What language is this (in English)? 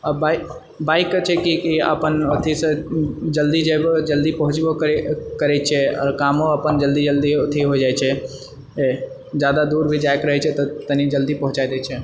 Maithili